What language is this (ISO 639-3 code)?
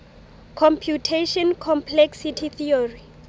sot